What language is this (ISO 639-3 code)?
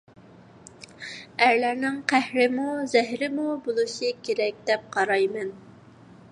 uig